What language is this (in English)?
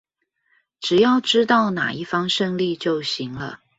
Chinese